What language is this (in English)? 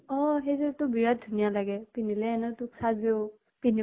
Assamese